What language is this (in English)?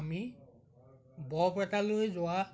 Assamese